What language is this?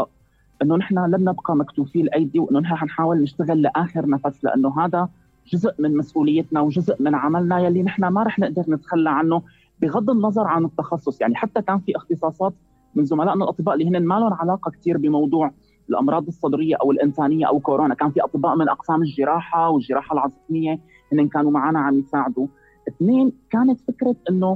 Arabic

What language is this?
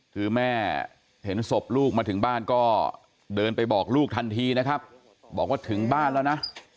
Thai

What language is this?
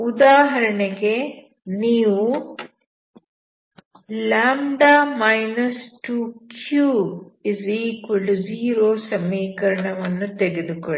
Kannada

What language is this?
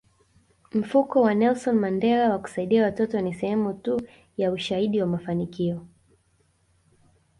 Swahili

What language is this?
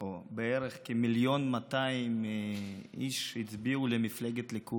Hebrew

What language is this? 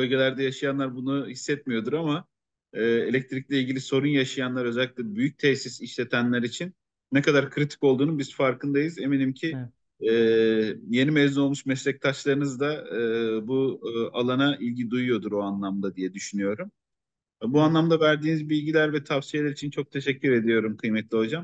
Turkish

